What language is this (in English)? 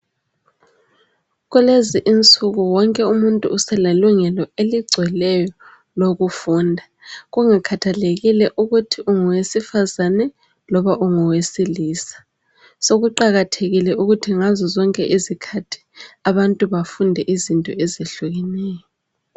North Ndebele